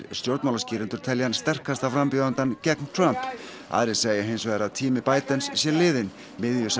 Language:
Icelandic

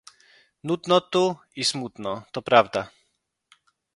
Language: Polish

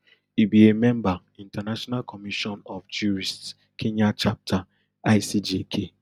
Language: Nigerian Pidgin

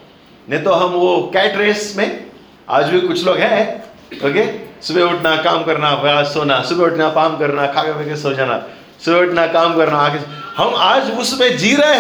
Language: Hindi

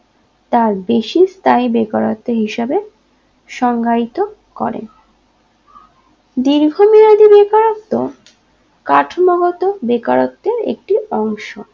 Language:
Bangla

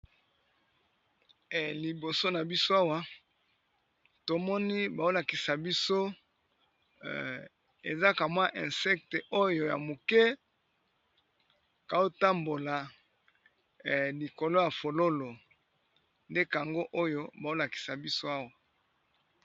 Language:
Lingala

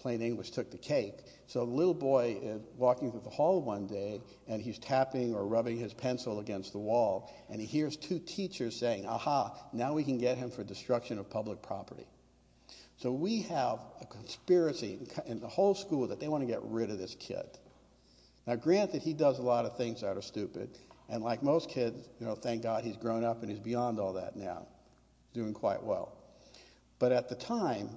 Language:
English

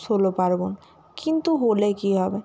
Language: Bangla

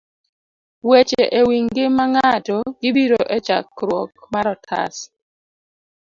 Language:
Luo (Kenya and Tanzania)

